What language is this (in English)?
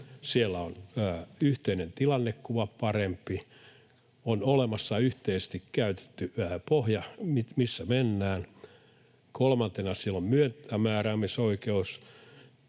Finnish